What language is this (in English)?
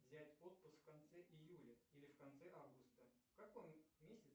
Russian